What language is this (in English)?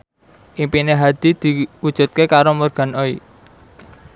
Javanese